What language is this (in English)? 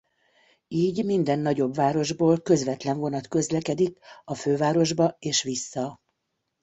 Hungarian